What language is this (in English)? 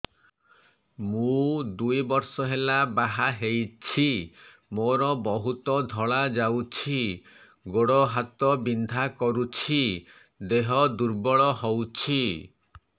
Odia